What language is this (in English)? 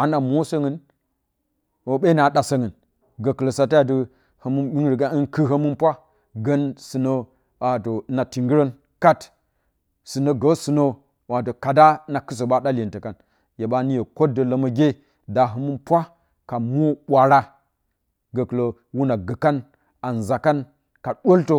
Bacama